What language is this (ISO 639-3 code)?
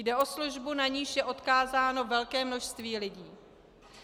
ces